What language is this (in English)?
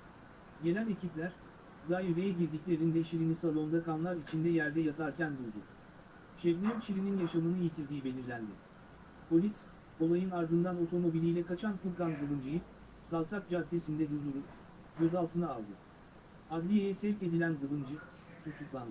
Turkish